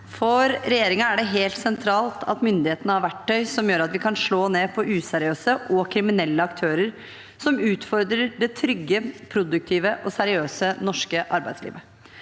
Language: Norwegian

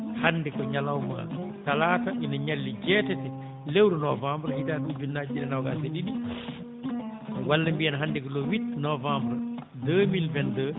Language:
Fula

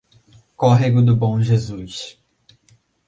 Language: Portuguese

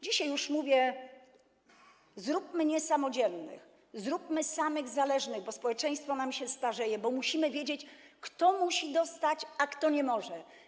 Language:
Polish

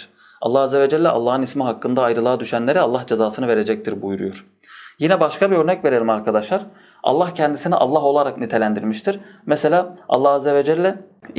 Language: Turkish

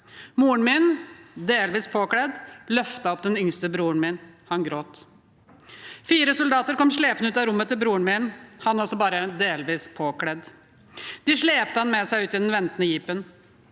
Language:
Norwegian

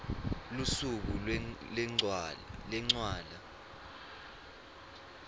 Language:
Swati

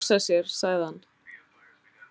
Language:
Icelandic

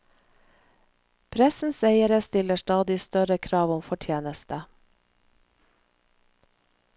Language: Norwegian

